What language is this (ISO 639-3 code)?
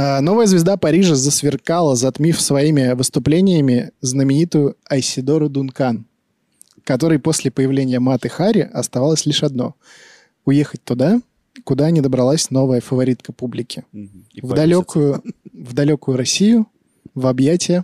rus